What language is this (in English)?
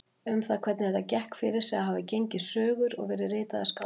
Icelandic